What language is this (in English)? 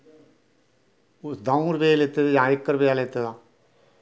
Dogri